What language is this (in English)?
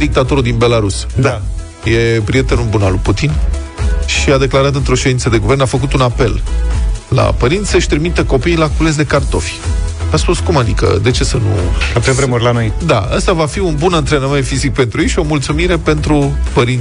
Romanian